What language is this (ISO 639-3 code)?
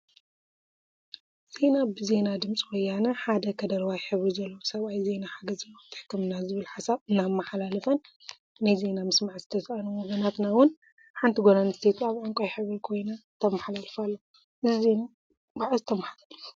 tir